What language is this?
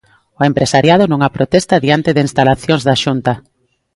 Galician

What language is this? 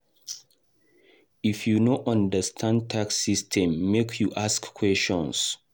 Nigerian Pidgin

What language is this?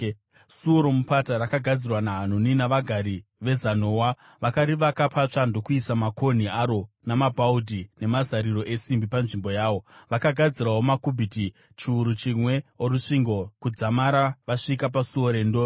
Shona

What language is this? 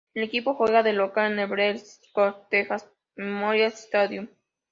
Spanish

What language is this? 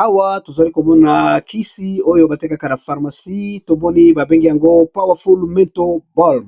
Lingala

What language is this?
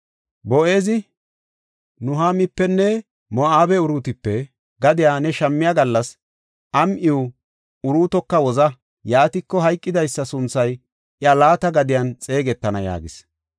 Gofa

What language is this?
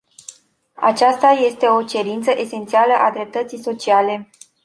Romanian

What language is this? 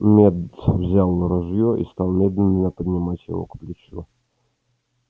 Russian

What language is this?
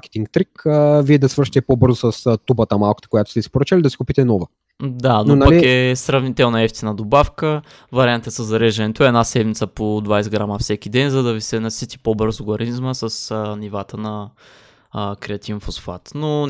Bulgarian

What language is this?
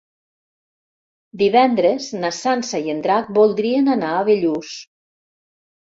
Catalan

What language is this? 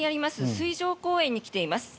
Japanese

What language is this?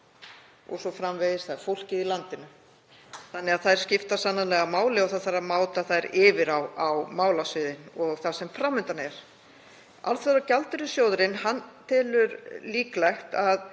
Icelandic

